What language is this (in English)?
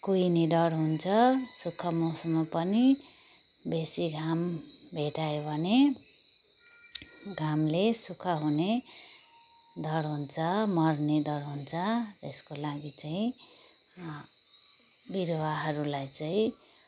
Nepali